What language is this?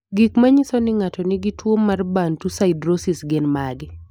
Luo (Kenya and Tanzania)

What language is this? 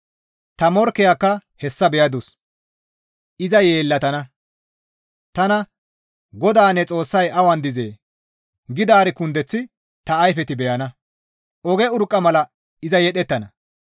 Gamo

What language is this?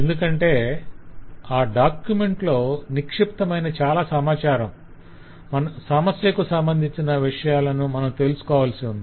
Telugu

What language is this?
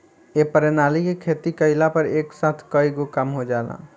Bhojpuri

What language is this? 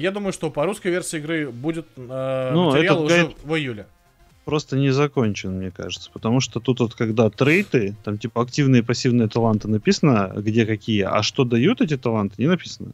Russian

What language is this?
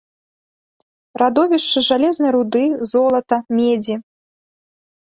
Belarusian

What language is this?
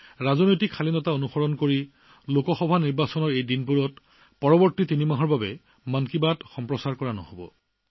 Assamese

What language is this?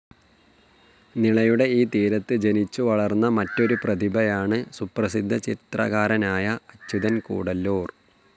Malayalam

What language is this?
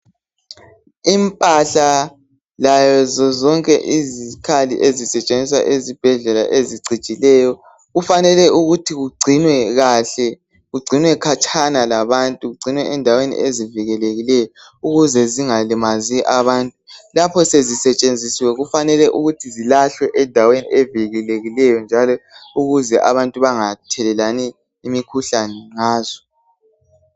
North Ndebele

